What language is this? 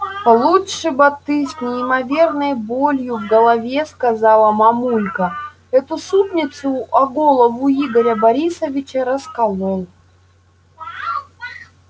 Russian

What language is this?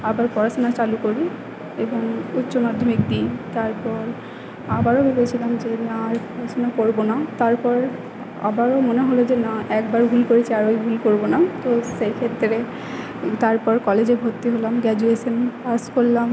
Bangla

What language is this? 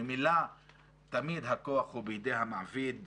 Hebrew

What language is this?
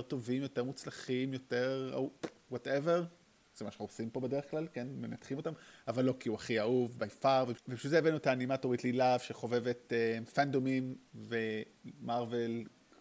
Hebrew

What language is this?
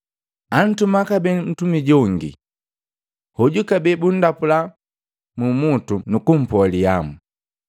Matengo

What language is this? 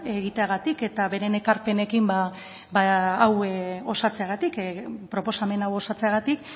Basque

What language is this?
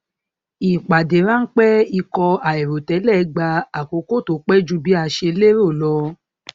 Yoruba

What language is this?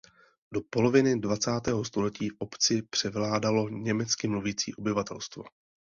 Czech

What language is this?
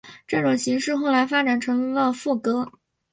Chinese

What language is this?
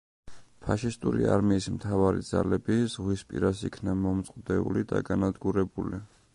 Georgian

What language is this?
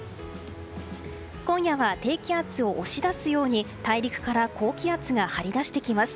Japanese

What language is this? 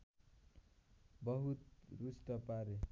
Nepali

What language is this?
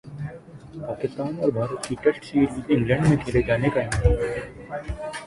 Urdu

